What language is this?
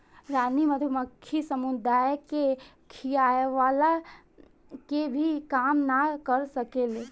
Bhojpuri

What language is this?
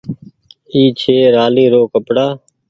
Goaria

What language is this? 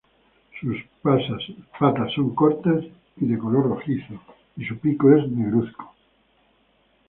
Spanish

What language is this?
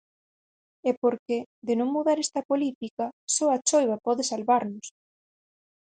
Galician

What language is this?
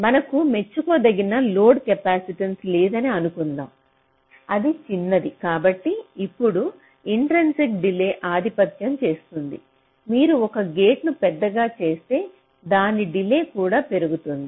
Telugu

